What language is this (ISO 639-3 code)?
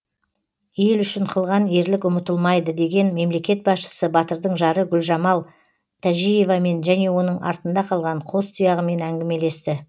kaz